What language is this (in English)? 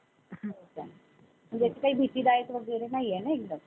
Marathi